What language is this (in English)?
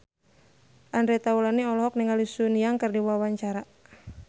Sundanese